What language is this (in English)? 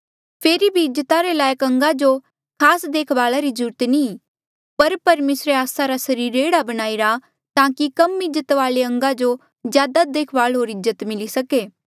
Mandeali